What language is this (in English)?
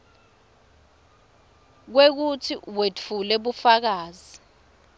Swati